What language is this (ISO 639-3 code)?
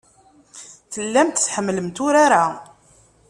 kab